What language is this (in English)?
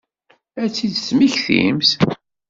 Kabyle